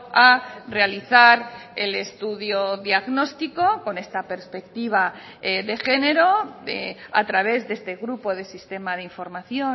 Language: Spanish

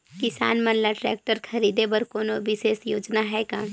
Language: Chhattisgarhi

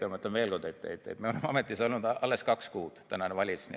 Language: Estonian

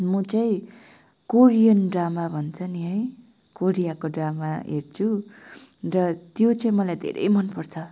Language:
Nepali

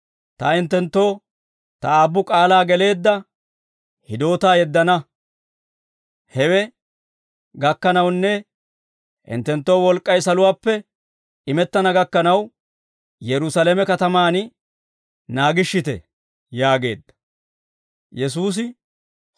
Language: Dawro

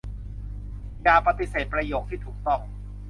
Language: Thai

